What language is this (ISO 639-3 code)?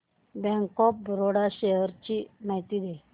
mar